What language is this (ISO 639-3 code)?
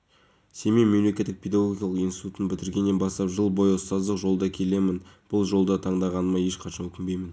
kaz